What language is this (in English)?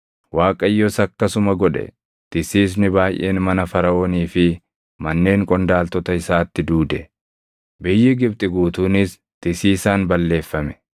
Oromo